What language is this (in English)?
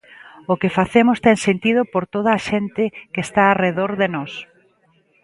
Galician